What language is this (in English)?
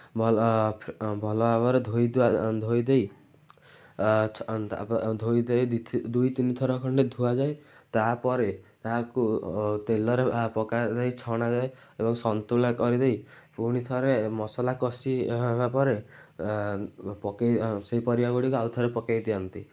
Odia